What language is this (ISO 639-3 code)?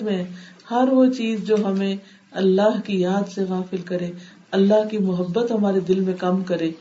urd